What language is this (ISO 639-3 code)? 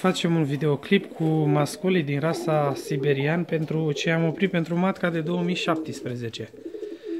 ron